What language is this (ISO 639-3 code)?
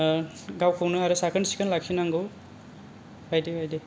brx